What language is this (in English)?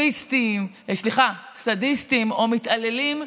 Hebrew